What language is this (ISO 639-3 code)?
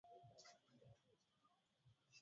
swa